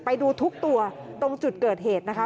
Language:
Thai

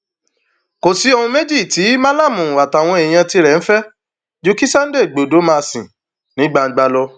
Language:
Yoruba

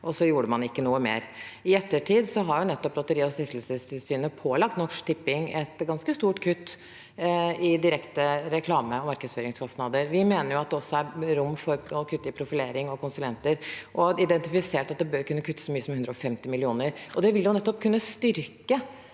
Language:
Norwegian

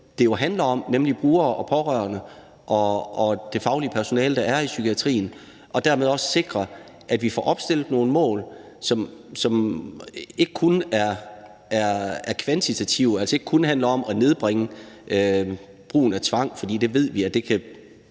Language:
Danish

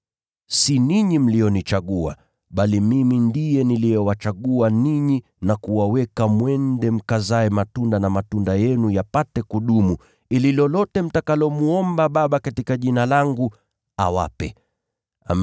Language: Swahili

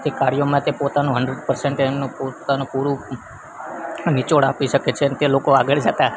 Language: Gujarati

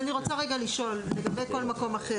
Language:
Hebrew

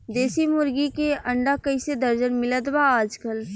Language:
Bhojpuri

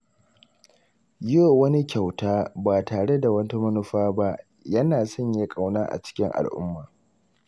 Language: Hausa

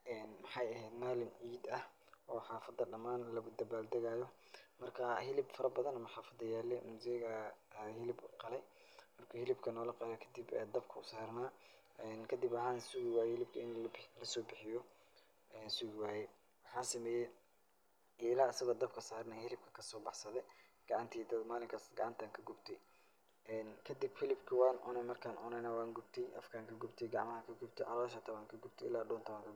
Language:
Somali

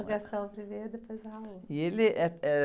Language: Portuguese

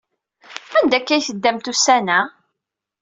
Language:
Kabyle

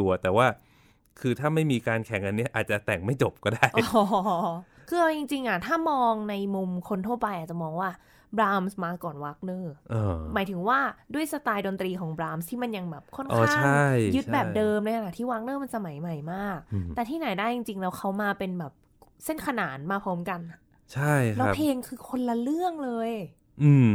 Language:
Thai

